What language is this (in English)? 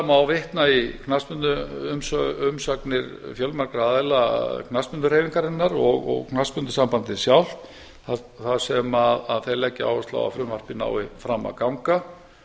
Icelandic